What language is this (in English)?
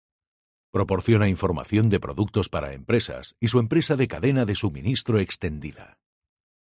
Spanish